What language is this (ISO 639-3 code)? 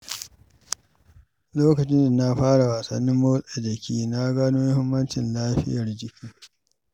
hau